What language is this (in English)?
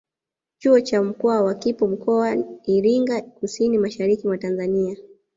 Swahili